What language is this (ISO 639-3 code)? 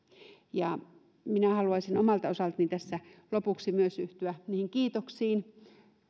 fin